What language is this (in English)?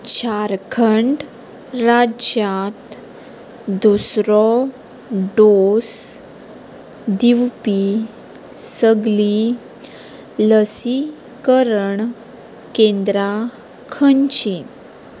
Konkani